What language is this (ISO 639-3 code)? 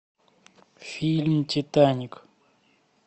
rus